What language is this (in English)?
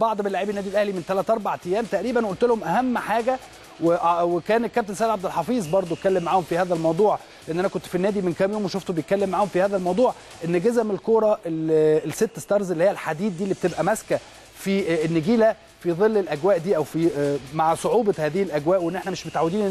Arabic